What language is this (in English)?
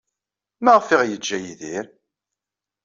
Kabyle